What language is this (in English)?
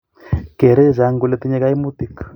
Kalenjin